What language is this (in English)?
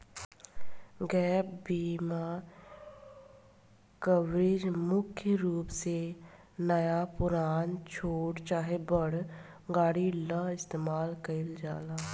Bhojpuri